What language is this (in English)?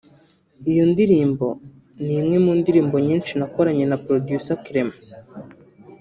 Kinyarwanda